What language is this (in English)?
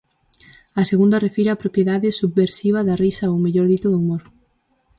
Galician